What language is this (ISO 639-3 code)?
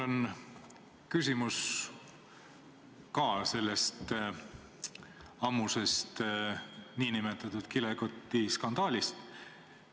est